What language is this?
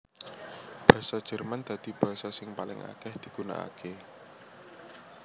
Javanese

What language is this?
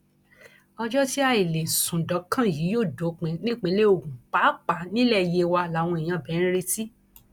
Yoruba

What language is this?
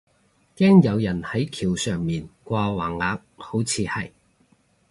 Cantonese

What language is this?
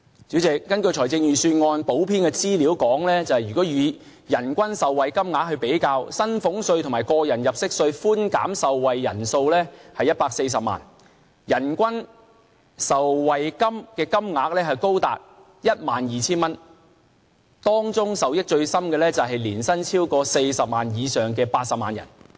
Cantonese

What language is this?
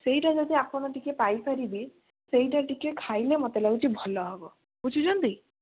Odia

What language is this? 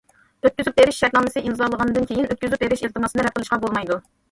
Uyghur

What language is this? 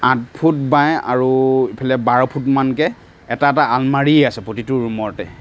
Assamese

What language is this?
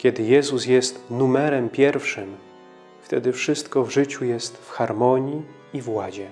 Polish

